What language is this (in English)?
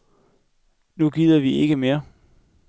Danish